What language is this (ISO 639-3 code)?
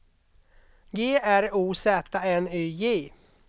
swe